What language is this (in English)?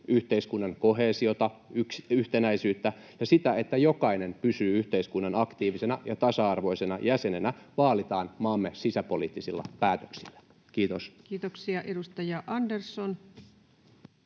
Finnish